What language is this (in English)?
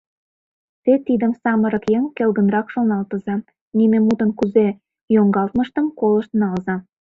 Mari